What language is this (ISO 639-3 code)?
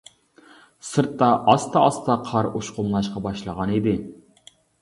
uig